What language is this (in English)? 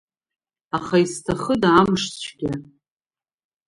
Abkhazian